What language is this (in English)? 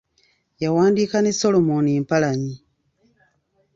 Ganda